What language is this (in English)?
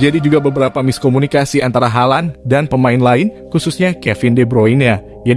Indonesian